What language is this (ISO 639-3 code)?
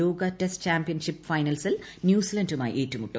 mal